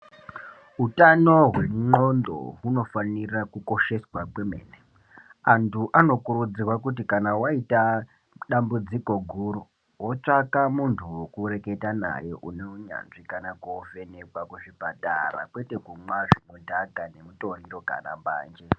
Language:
Ndau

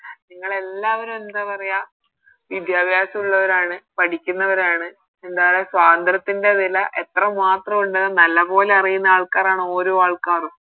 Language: Malayalam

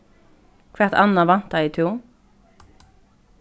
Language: Faroese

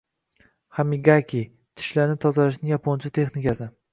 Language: Uzbek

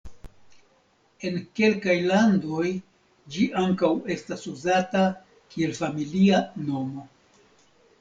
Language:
Esperanto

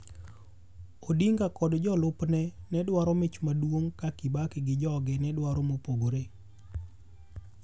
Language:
Luo (Kenya and Tanzania)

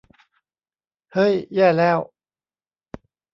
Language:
Thai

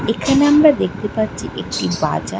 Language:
Bangla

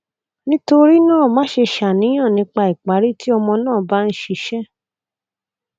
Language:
Yoruba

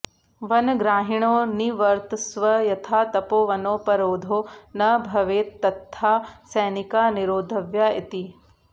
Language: Sanskrit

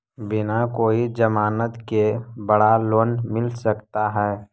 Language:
Magahi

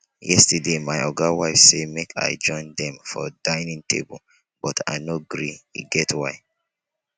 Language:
Nigerian Pidgin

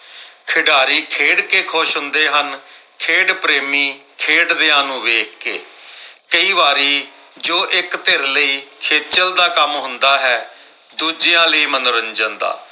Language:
Punjabi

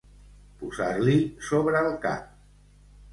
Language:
Catalan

